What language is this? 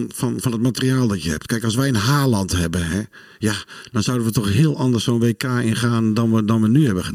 Dutch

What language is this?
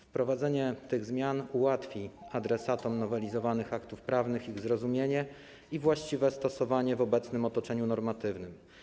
Polish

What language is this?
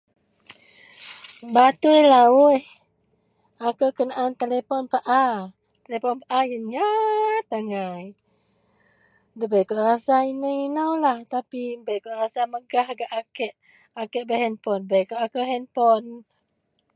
Central Melanau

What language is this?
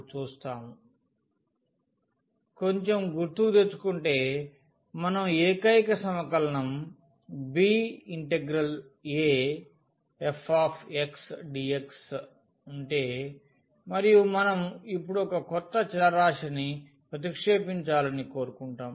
Telugu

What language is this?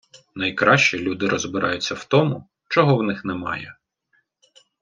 Ukrainian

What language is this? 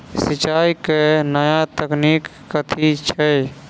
Maithili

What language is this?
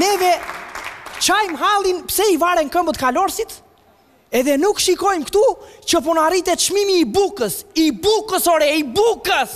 Romanian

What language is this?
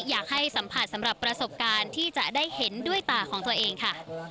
Thai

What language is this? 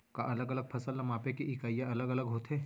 Chhattisgarhi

